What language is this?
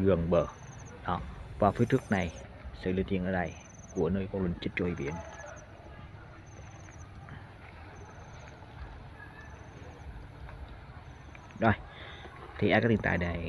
Vietnamese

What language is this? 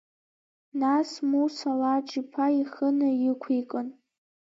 Abkhazian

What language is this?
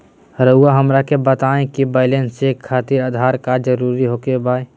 Magahi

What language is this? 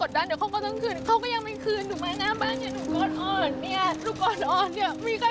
Thai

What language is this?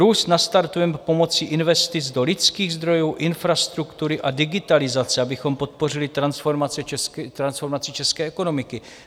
Czech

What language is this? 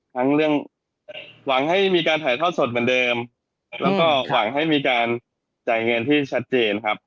Thai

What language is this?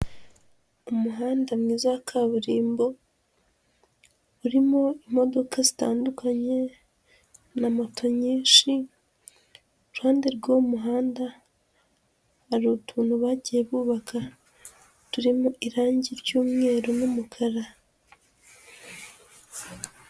Kinyarwanda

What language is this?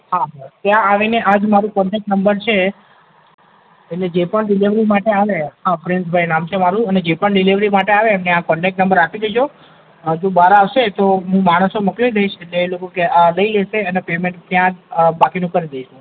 Gujarati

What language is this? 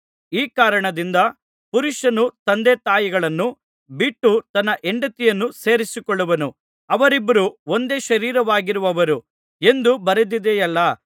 Kannada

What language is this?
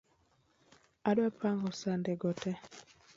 Luo (Kenya and Tanzania)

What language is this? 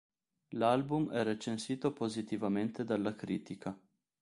Italian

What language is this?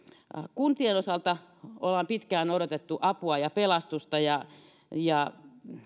Finnish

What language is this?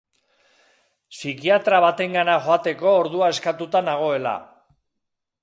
Basque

